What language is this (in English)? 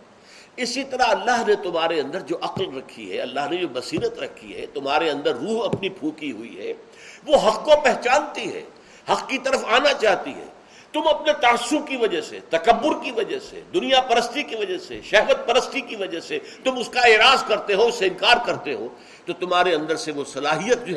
Urdu